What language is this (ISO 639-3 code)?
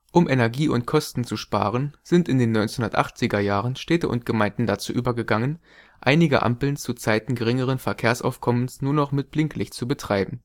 deu